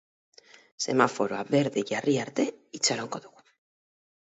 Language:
Basque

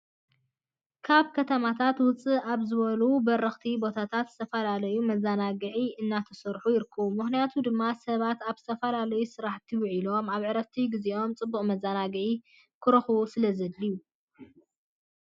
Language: Tigrinya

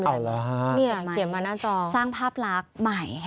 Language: Thai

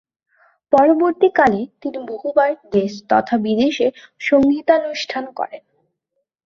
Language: Bangla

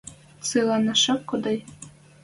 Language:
Western Mari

